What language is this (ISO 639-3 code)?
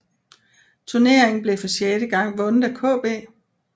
dan